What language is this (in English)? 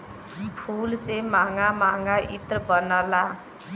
Bhojpuri